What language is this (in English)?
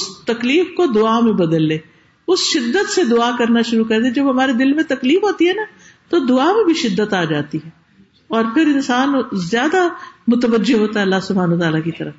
Urdu